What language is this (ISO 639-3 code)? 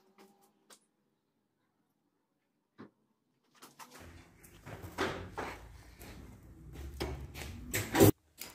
tur